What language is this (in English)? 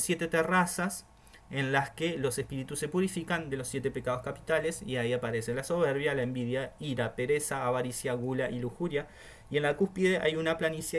Spanish